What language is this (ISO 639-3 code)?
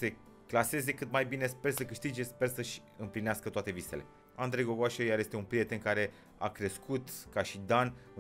ron